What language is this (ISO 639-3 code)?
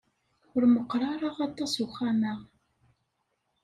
kab